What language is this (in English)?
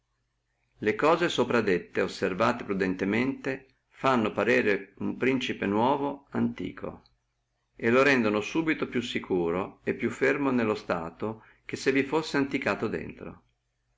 Italian